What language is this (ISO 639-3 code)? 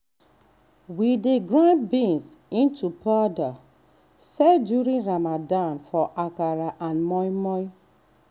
pcm